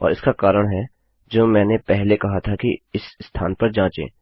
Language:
Hindi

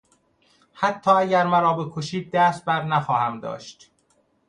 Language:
Persian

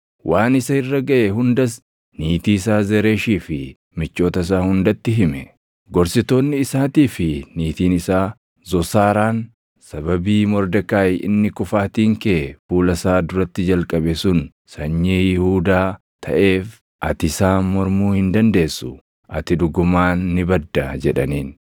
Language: Oromo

